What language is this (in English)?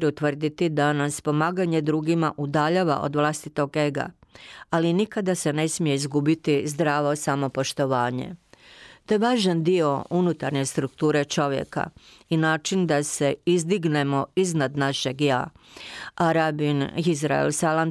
Croatian